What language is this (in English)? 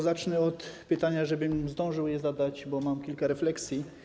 Polish